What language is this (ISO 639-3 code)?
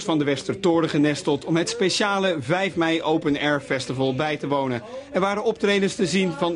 nld